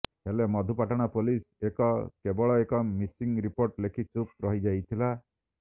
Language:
Odia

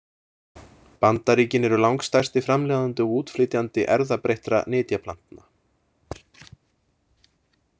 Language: Icelandic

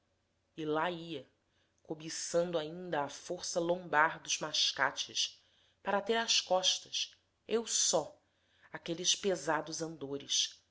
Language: Portuguese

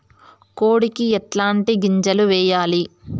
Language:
Telugu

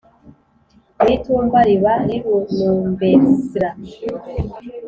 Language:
Kinyarwanda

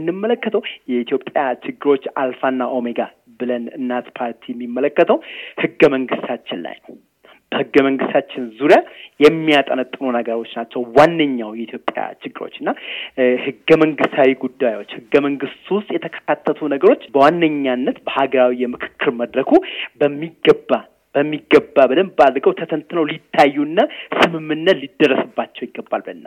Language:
Amharic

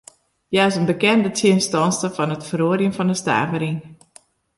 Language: Western Frisian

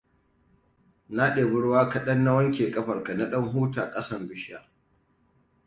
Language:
Hausa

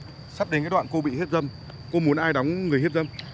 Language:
Vietnamese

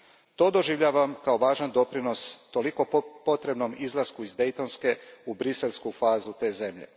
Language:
Croatian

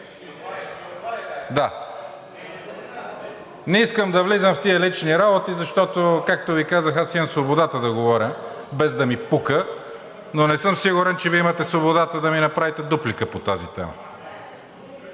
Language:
Bulgarian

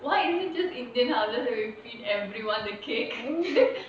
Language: English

